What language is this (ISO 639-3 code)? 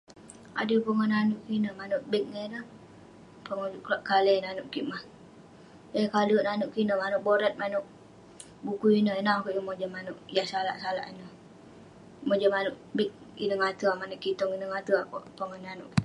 pne